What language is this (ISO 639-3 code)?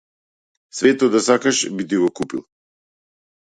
mkd